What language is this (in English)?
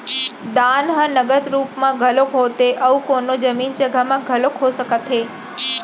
Chhattisgarhi